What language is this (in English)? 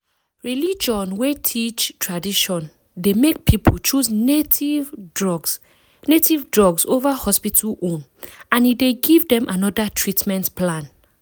Nigerian Pidgin